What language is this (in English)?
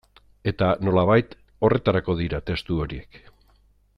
Basque